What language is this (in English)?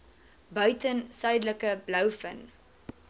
Afrikaans